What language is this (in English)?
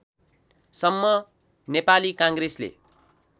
Nepali